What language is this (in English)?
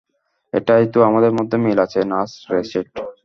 Bangla